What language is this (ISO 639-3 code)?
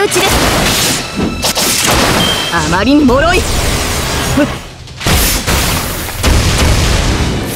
jpn